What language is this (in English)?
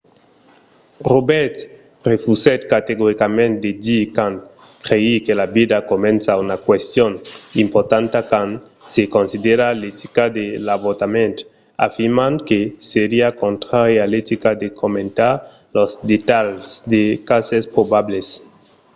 Occitan